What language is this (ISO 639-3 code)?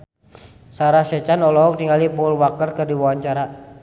sun